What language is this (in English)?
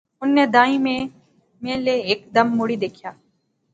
Pahari-Potwari